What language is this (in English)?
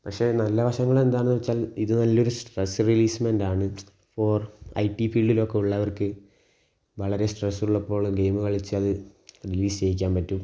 Malayalam